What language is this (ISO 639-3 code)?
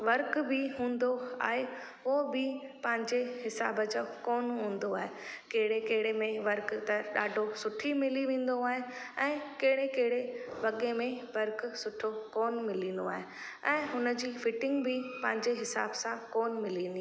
snd